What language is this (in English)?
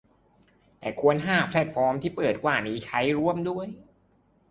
Thai